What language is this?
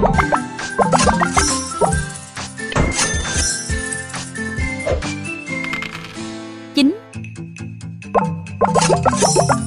Vietnamese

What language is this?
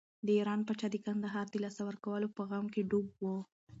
Pashto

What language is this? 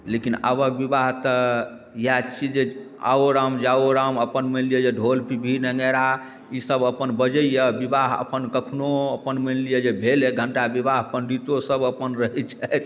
Maithili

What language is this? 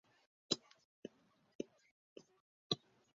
Chinese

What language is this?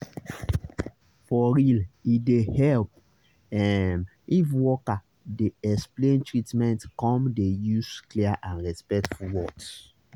Nigerian Pidgin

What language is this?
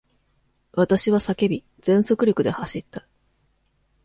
Japanese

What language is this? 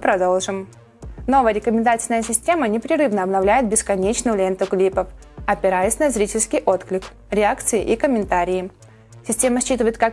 Russian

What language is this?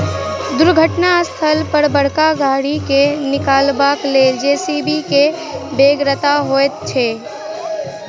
Maithili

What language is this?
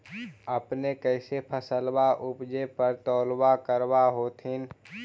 Magahi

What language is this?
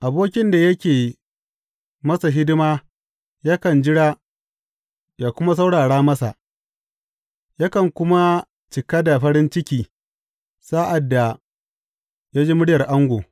Hausa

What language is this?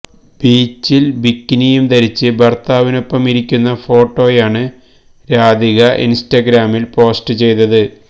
Malayalam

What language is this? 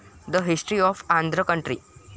Marathi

